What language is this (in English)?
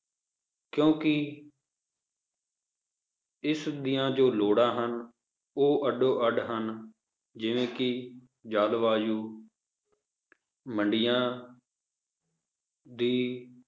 Punjabi